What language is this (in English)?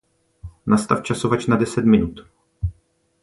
Czech